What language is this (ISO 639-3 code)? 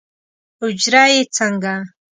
pus